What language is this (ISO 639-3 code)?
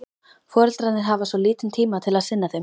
isl